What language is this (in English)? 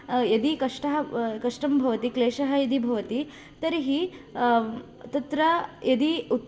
Sanskrit